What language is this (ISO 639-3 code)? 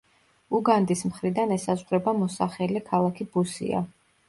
kat